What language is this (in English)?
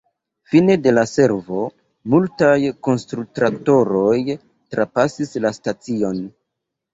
Esperanto